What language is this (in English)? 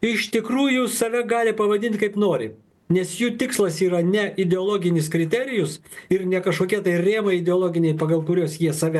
Lithuanian